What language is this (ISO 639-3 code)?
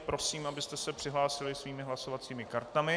ces